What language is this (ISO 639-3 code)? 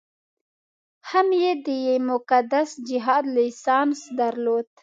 pus